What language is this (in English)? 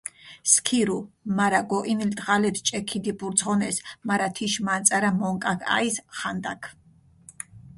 Mingrelian